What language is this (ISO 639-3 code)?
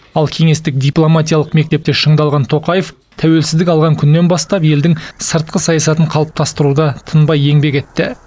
kaz